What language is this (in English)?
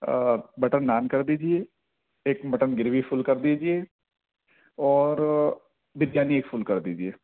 Urdu